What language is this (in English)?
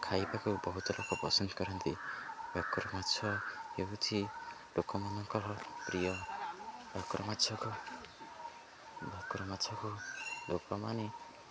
Odia